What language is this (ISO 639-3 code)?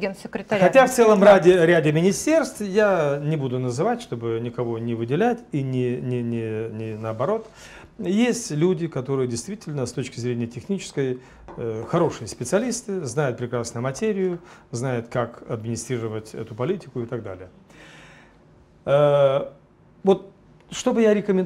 rus